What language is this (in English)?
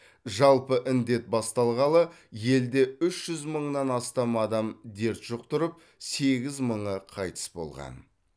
Kazakh